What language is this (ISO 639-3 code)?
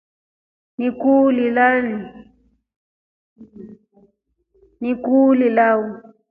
rof